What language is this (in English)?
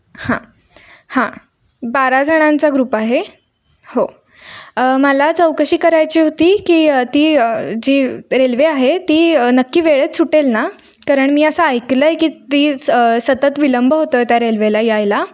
Marathi